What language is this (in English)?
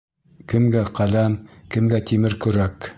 Bashkir